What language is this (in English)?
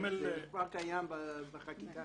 Hebrew